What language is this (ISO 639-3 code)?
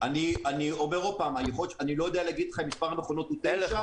heb